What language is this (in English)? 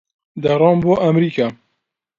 Central Kurdish